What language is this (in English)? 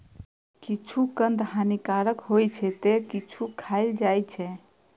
Maithili